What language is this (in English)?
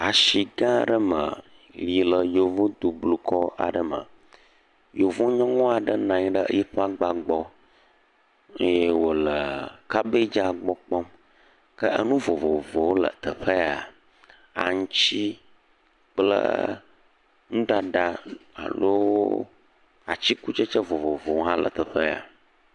Ewe